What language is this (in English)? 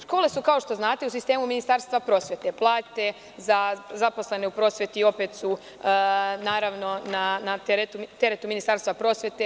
Serbian